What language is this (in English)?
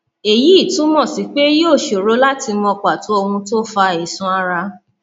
Yoruba